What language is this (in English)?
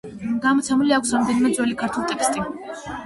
Georgian